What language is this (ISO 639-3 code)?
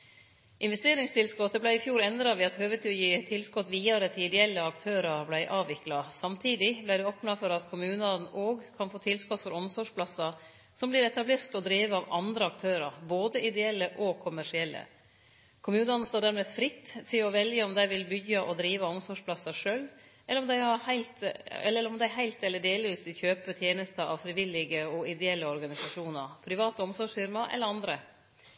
nno